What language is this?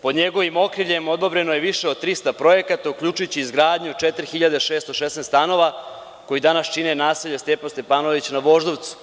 Serbian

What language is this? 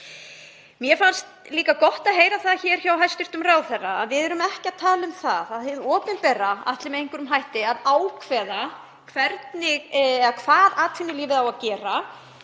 Icelandic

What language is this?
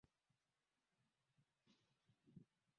Swahili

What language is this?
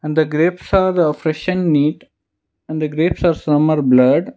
English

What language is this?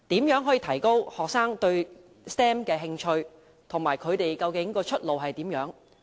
Cantonese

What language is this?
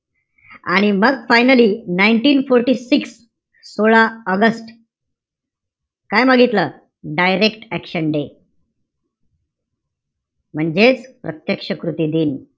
Marathi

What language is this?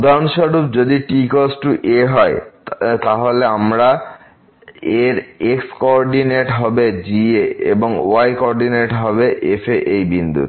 Bangla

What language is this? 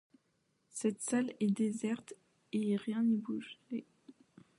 French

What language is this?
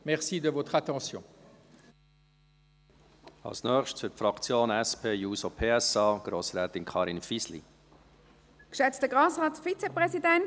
Swiss German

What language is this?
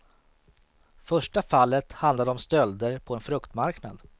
Swedish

